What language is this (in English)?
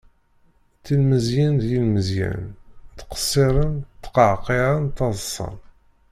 Kabyle